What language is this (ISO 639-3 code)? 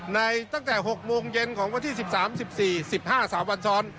tha